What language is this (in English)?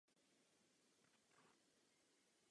Czech